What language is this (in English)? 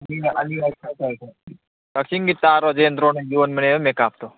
Manipuri